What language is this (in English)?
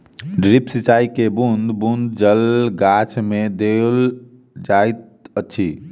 Maithili